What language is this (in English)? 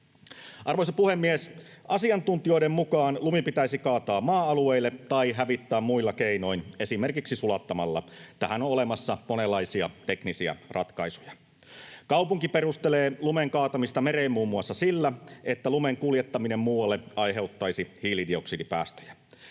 Finnish